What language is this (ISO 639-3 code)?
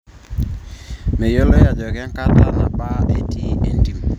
mas